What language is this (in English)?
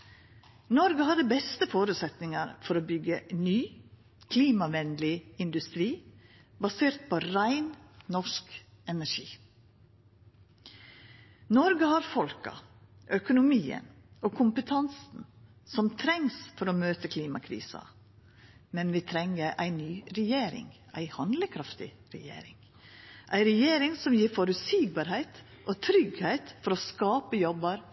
Norwegian Nynorsk